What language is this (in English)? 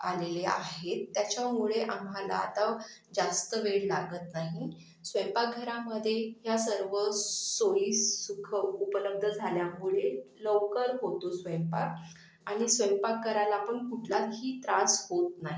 Marathi